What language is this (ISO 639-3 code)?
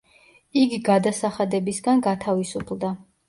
kat